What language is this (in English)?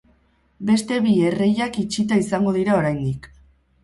Basque